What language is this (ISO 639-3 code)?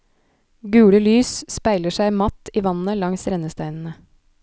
nor